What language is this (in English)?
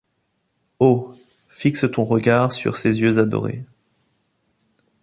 French